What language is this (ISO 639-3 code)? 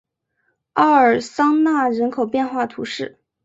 zho